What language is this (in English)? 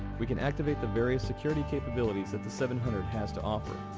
English